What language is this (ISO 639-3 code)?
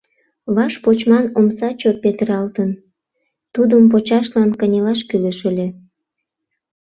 chm